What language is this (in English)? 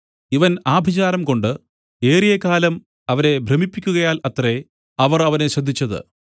Malayalam